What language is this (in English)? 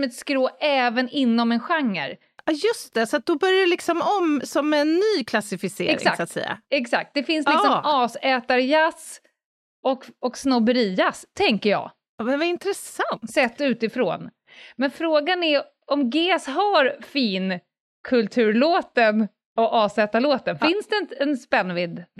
Swedish